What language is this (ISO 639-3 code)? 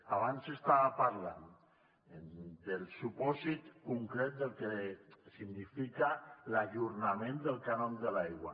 cat